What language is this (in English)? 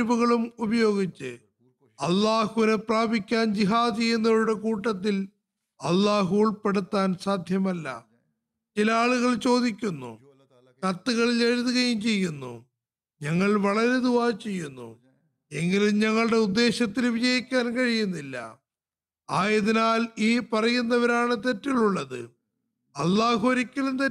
Malayalam